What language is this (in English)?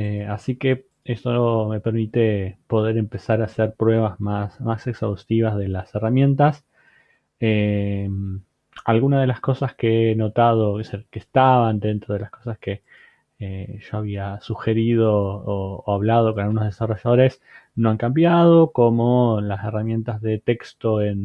Spanish